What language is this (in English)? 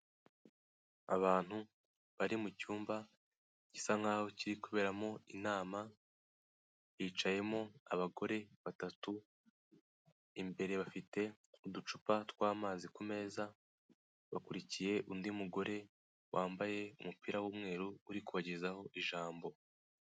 Kinyarwanda